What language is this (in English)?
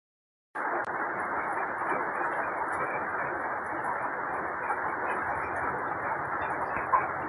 Assamese